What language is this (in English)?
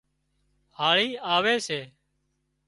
Wadiyara Koli